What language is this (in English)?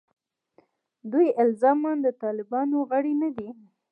Pashto